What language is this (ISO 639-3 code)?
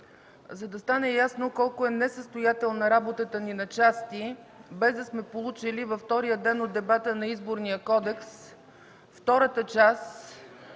bul